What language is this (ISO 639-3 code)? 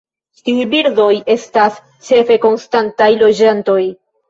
epo